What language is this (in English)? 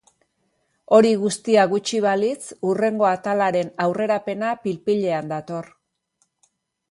Basque